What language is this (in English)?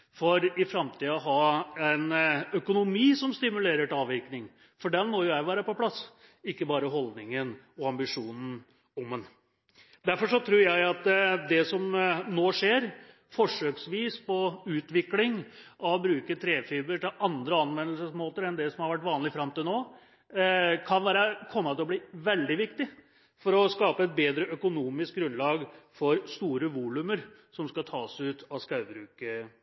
Norwegian Bokmål